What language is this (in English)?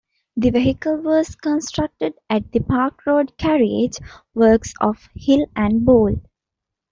English